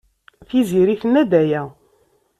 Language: Kabyle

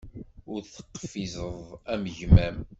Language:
Kabyle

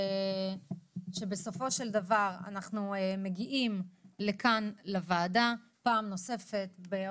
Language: Hebrew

